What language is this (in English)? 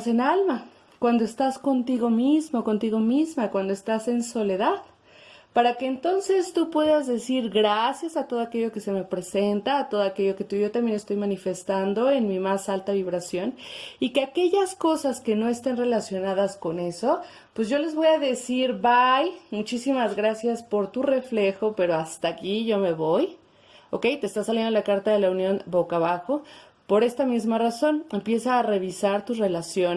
Spanish